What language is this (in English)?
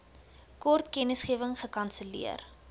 Afrikaans